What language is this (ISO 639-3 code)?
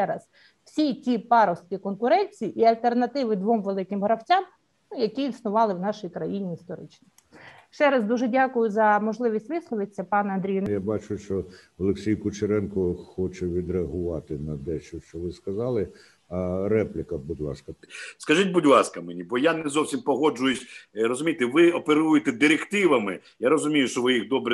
ukr